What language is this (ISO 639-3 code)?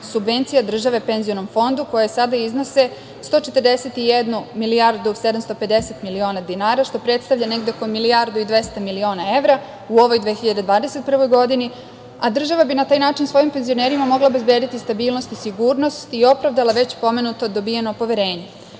srp